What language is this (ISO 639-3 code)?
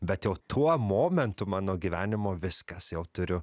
lit